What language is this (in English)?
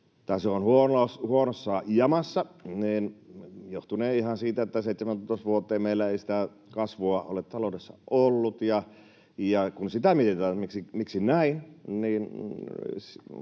Finnish